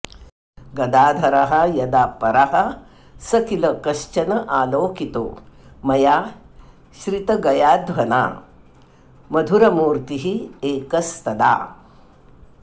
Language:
Sanskrit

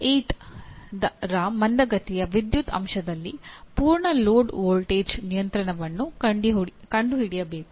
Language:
Kannada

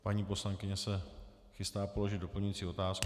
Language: Czech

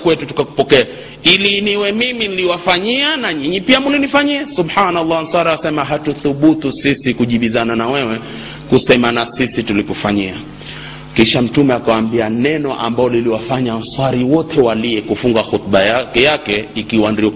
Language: Swahili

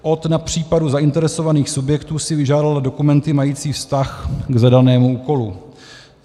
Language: Czech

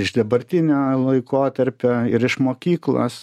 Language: Lithuanian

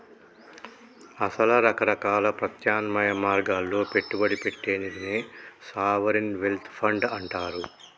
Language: Telugu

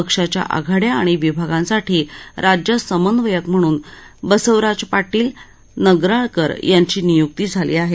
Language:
Marathi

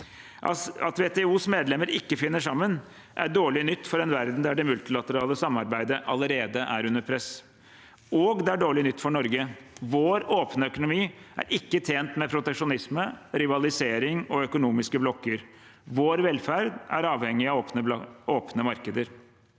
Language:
Norwegian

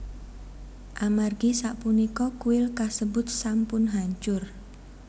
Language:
Javanese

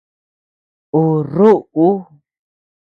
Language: Tepeuxila Cuicatec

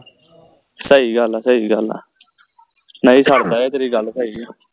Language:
Punjabi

